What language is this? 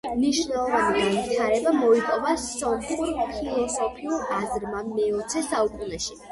Georgian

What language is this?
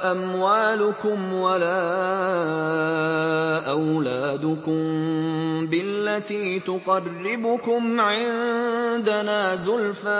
Arabic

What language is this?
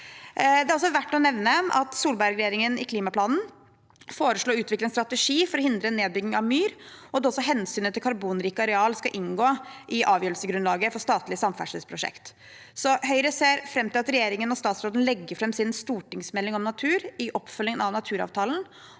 Norwegian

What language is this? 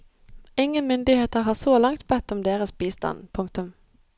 Norwegian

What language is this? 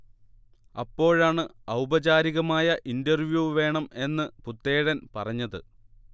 Malayalam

